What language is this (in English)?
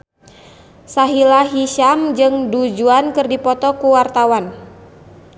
Sundanese